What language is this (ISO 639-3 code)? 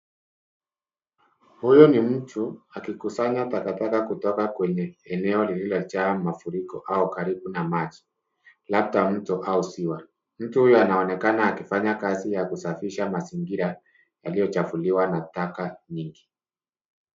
swa